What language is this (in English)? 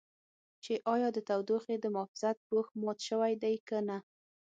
Pashto